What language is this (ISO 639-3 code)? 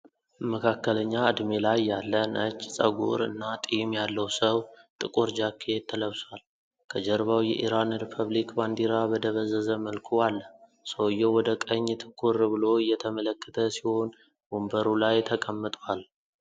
amh